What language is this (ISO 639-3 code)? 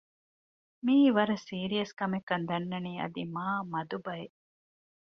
div